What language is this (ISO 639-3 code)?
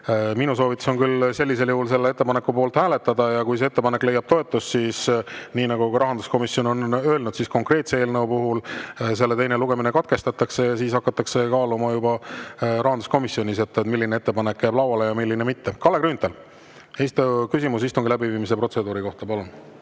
est